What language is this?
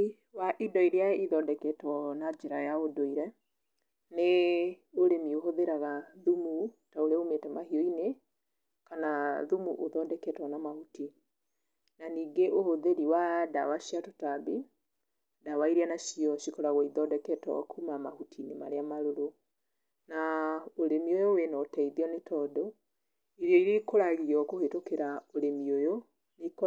Kikuyu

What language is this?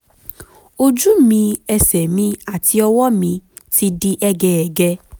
Yoruba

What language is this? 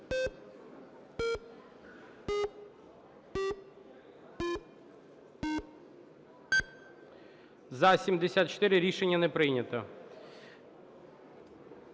Ukrainian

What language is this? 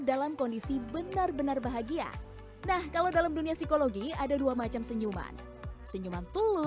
Indonesian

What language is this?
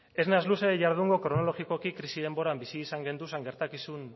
Basque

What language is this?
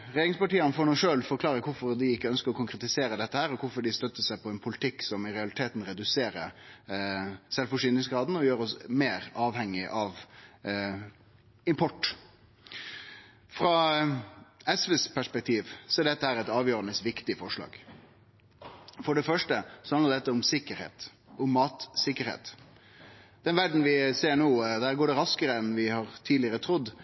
Norwegian Nynorsk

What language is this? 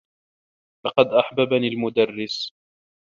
Arabic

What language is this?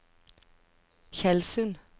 Norwegian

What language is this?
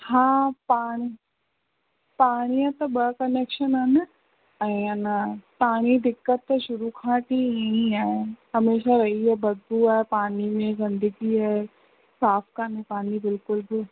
Sindhi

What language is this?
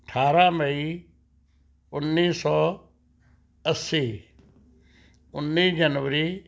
Punjabi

